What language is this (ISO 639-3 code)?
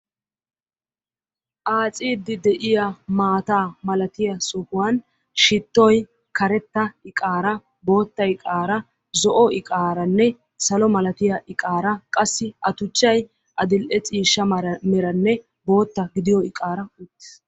wal